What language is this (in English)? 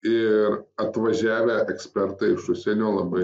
Lithuanian